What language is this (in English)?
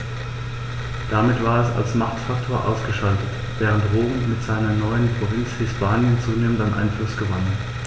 German